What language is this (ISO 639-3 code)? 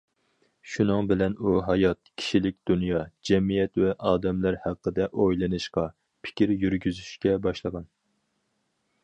uig